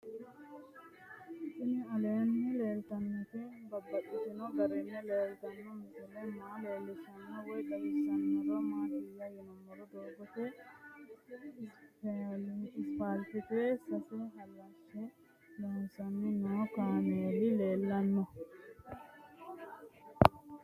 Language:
Sidamo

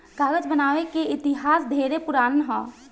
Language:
Bhojpuri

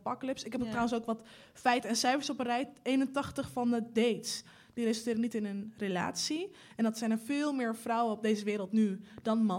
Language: Dutch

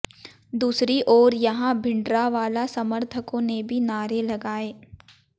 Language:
Hindi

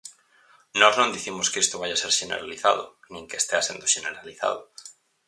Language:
Galician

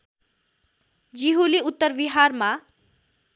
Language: Nepali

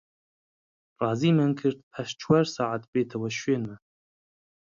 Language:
Central Kurdish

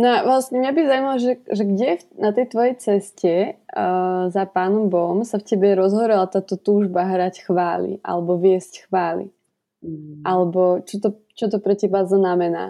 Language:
Slovak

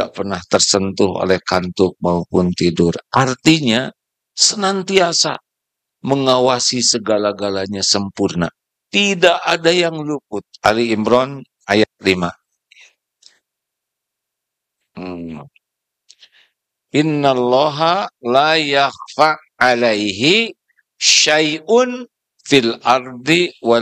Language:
Indonesian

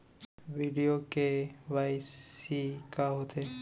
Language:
Chhattisgarhi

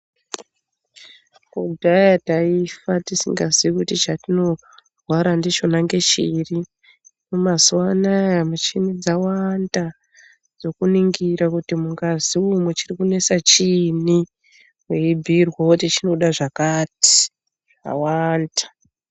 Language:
Ndau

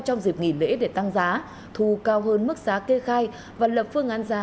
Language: Vietnamese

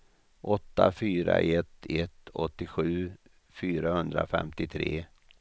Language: Swedish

